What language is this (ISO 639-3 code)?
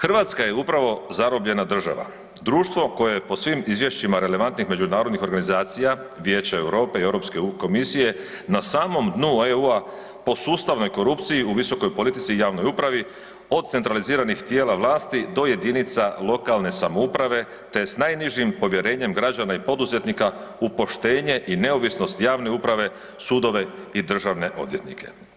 hrv